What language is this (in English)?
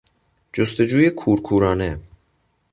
Persian